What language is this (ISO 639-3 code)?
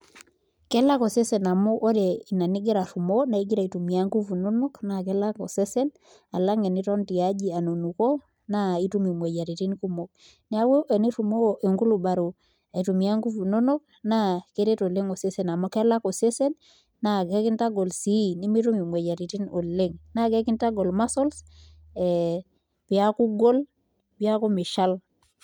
mas